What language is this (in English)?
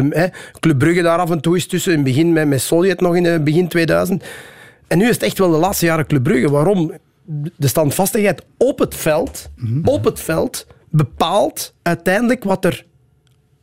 Dutch